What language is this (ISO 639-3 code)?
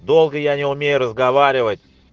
rus